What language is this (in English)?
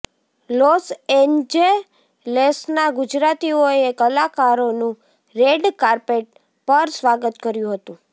Gujarati